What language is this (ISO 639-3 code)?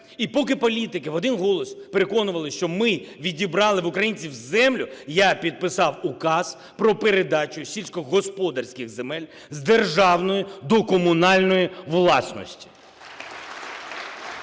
ukr